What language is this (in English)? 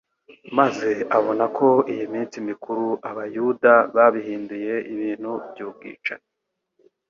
Kinyarwanda